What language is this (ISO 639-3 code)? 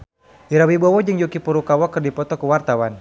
sun